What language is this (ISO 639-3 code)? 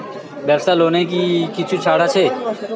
ben